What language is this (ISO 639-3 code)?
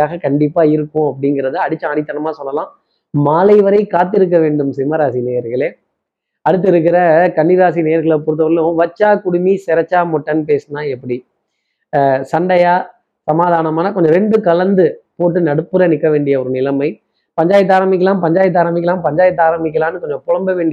tam